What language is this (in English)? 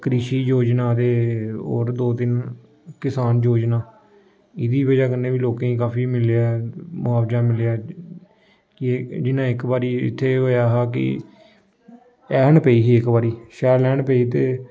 Dogri